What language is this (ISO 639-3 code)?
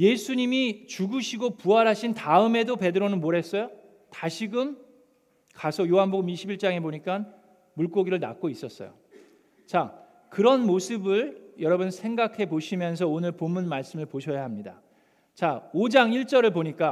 kor